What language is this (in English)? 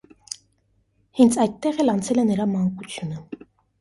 Armenian